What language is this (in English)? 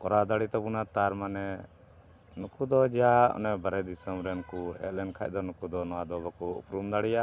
Santali